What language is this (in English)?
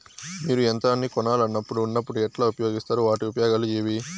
Telugu